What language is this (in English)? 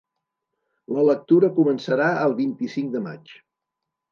Catalan